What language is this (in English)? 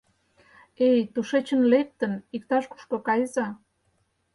Mari